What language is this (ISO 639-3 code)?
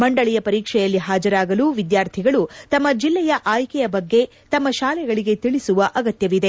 kan